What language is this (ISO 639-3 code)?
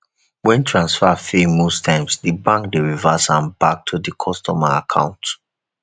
pcm